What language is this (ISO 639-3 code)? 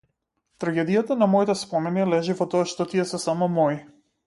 mkd